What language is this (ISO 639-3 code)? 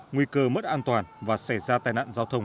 vie